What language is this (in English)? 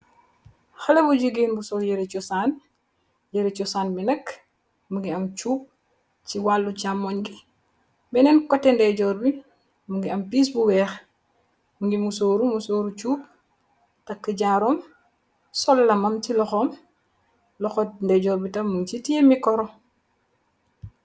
Wolof